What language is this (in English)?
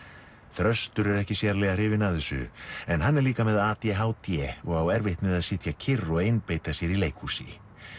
Icelandic